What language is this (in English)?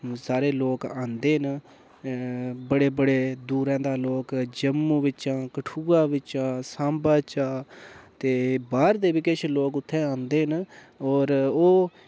Dogri